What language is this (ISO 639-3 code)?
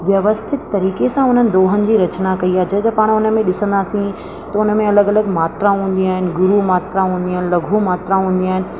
snd